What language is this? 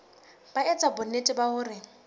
Southern Sotho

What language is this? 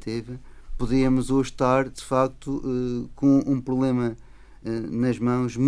Portuguese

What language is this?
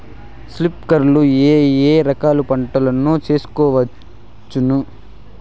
Telugu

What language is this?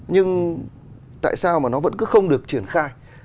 Vietnamese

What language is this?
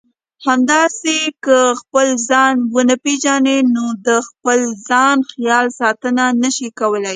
Pashto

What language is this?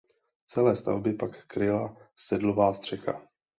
Czech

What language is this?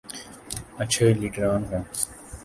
Urdu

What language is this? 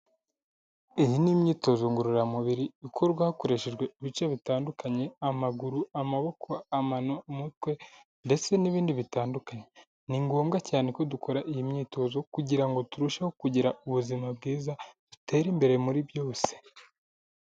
Kinyarwanda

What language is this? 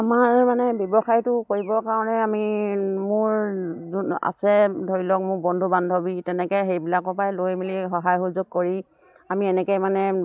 Assamese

